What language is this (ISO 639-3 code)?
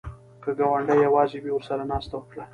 pus